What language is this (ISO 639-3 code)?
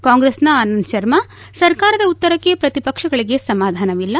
kan